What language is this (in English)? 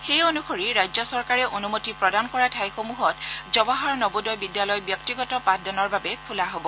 Assamese